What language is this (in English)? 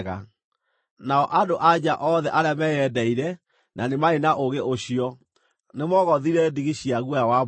Kikuyu